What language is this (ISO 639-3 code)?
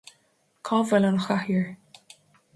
gle